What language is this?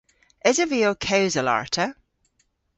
Cornish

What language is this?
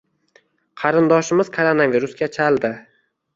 Uzbek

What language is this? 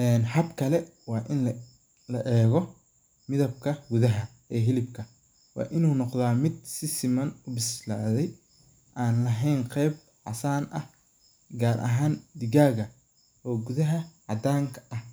Somali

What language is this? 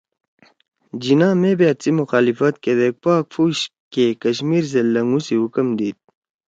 Torwali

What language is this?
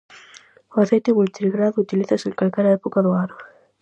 Galician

